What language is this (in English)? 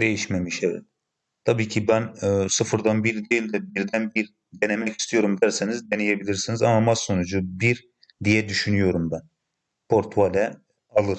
Turkish